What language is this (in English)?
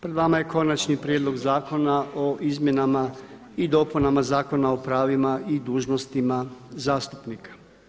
Croatian